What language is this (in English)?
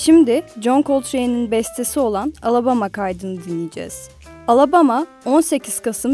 Turkish